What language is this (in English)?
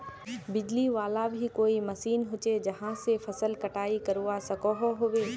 Magahi